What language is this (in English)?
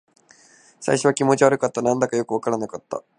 Japanese